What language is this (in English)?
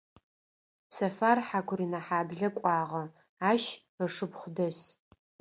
Adyghe